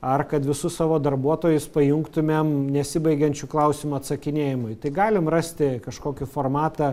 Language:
Lithuanian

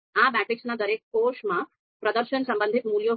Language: Gujarati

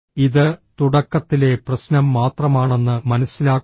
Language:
Malayalam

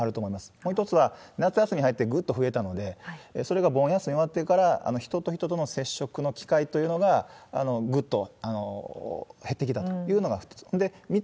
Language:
Japanese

